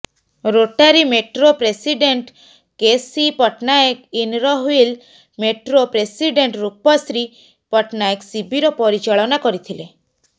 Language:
Odia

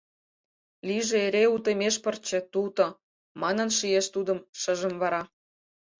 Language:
Mari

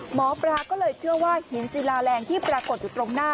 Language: Thai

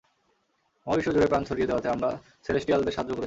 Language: Bangla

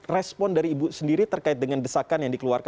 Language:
Indonesian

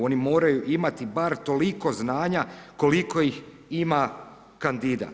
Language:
Croatian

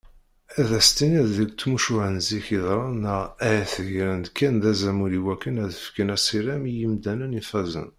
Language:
Kabyle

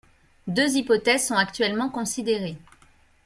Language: French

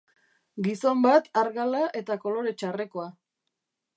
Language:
Basque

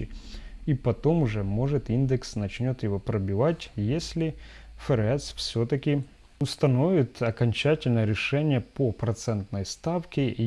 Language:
Russian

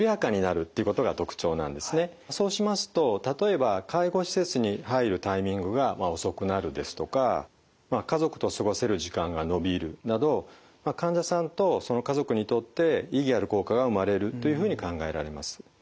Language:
Japanese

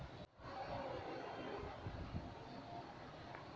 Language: Maithili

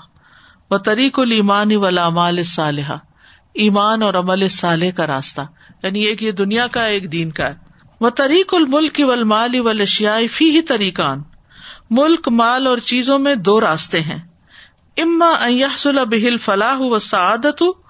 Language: Urdu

